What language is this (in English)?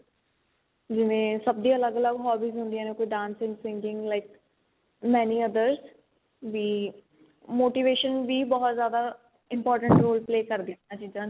Punjabi